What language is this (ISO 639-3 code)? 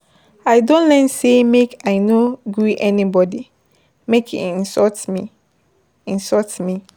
pcm